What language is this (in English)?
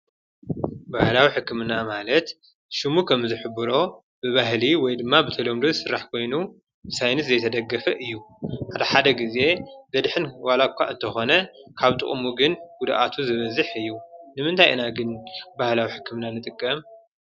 Tigrinya